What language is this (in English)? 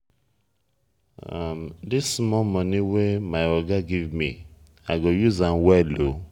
Nigerian Pidgin